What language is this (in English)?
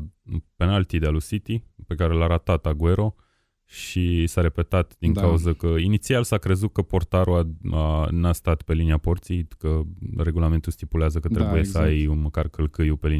Romanian